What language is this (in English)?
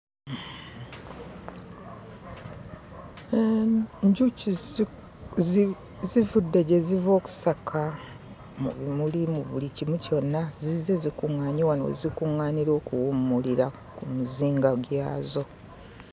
Ganda